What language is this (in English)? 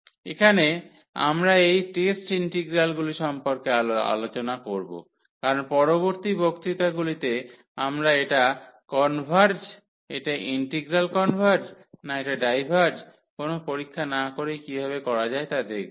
Bangla